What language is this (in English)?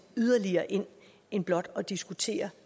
Danish